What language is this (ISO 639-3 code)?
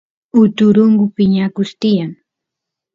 qus